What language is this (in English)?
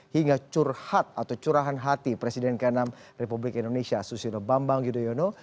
Indonesian